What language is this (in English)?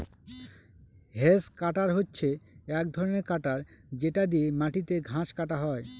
Bangla